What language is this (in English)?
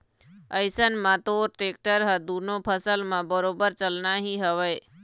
Chhattisgarhi